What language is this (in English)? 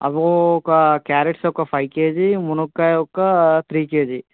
Telugu